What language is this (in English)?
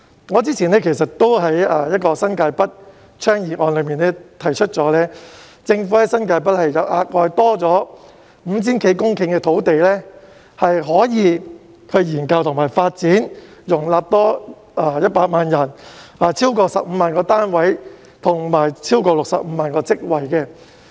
Cantonese